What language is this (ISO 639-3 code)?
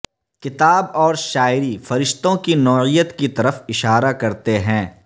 urd